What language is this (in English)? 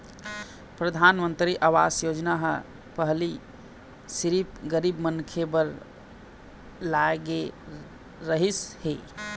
Chhattisgarhi